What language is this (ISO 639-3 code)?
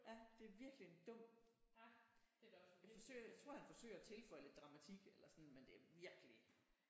dan